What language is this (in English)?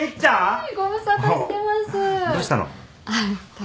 Japanese